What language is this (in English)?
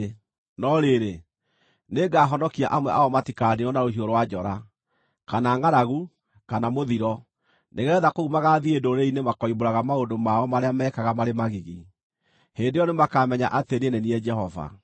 Kikuyu